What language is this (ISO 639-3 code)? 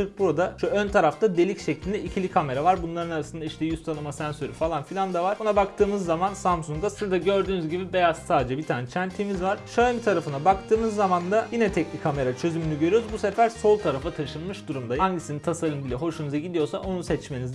tur